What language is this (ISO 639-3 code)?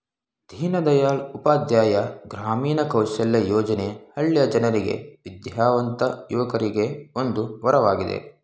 kan